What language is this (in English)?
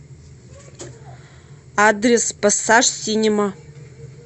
Russian